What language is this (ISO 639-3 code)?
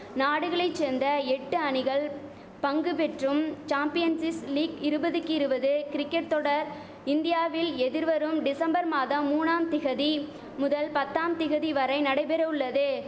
tam